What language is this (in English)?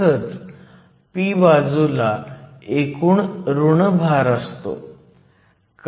Marathi